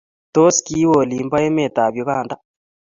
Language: Kalenjin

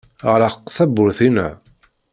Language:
Kabyle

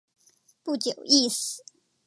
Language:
Chinese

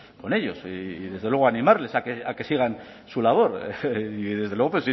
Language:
Spanish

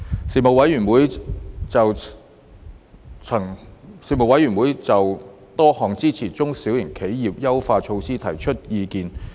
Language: Cantonese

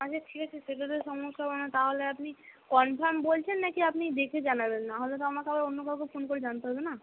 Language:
Bangla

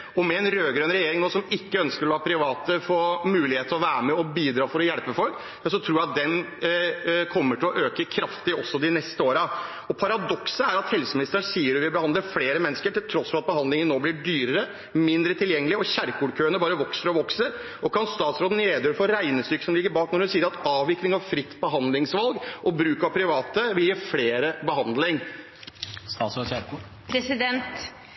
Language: Norwegian Bokmål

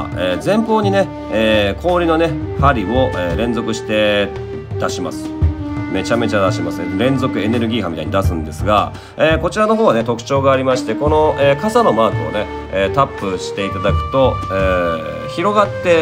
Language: Japanese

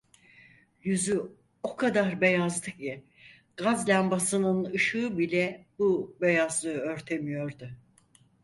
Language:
Turkish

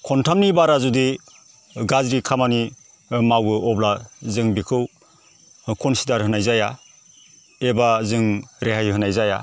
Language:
Bodo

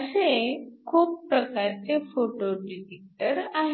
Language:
Marathi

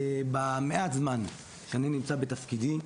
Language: Hebrew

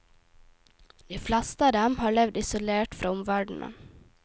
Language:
Norwegian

